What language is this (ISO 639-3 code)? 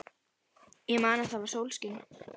isl